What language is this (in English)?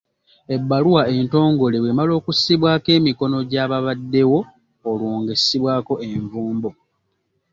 Ganda